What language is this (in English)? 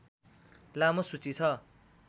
Nepali